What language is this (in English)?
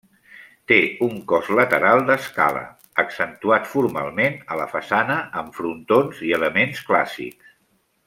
Catalan